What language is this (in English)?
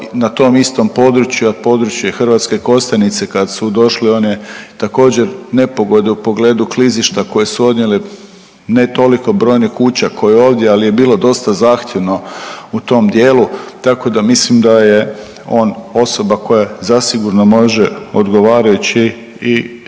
Croatian